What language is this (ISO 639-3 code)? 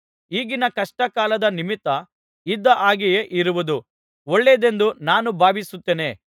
kan